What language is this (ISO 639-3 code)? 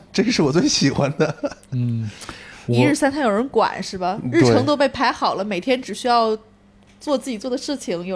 zho